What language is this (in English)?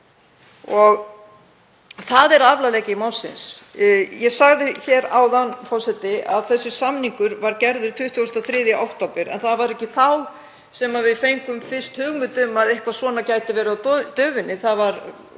Icelandic